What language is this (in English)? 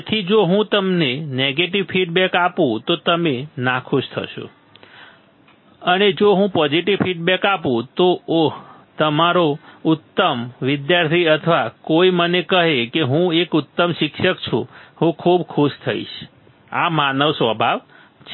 Gujarati